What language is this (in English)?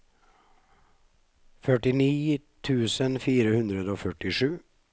Norwegian